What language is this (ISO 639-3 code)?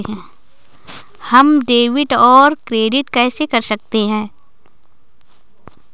hin